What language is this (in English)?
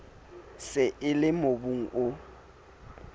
Southern Sotho